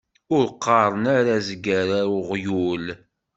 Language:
Kabyle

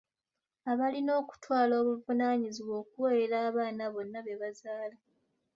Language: Ganda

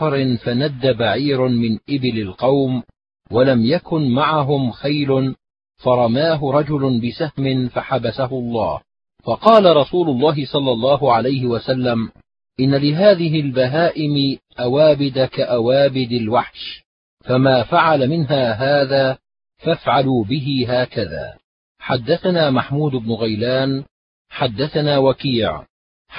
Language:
Arabic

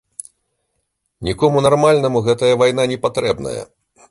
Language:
Belarusian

